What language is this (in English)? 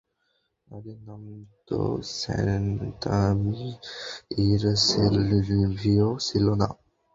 Bangla